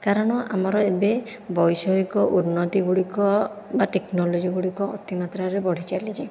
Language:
Odia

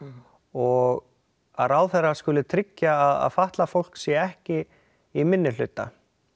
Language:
Icelandic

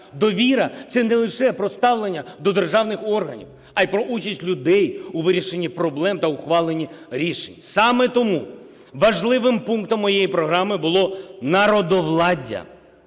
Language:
Ukrainian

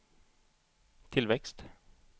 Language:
Swedish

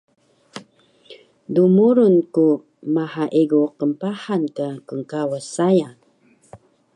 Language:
Taroko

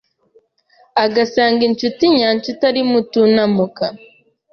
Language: Kinyarwanda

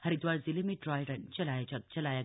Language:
Hindi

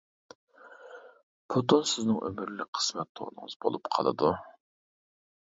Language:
Uyghur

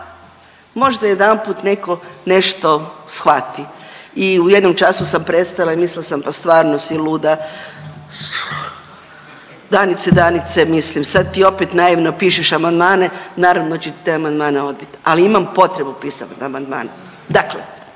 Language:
Croatian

